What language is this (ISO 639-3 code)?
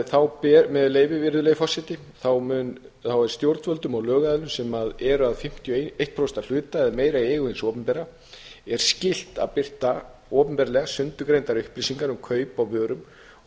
isl